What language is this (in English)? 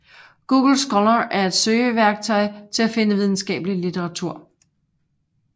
Danish